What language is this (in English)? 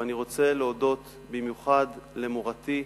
Hebrew